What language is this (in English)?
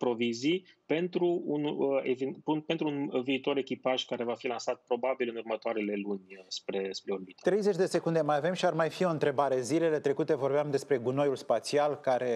Romanian